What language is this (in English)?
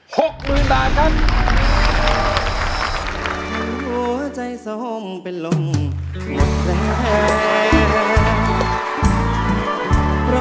Thai